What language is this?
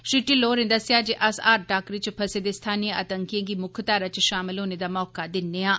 Dogri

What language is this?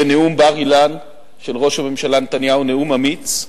Hebrew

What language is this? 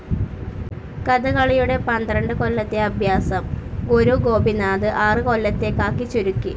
Malayalam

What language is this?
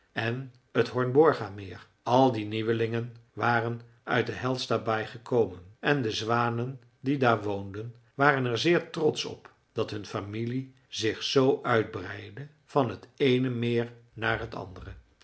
Dutch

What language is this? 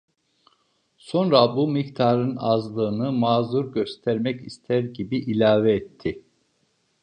Turkish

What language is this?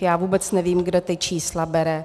Czech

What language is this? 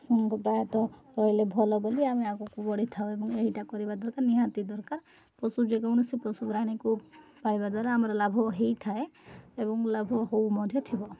Odia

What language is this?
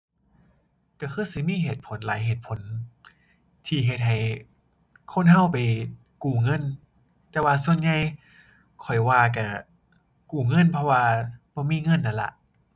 Thai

